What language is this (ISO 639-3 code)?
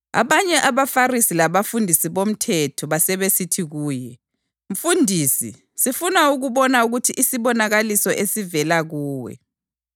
nde